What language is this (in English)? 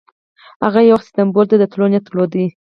Pashto